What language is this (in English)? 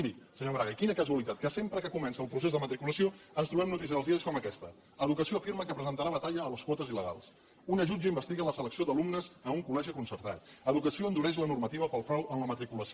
Catalan